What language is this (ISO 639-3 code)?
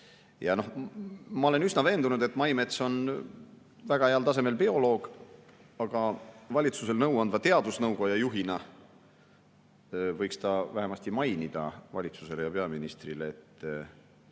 est